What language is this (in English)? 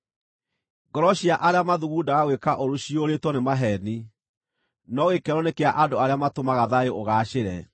Kikuyu